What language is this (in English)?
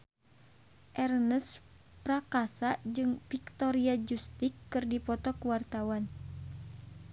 Sundanese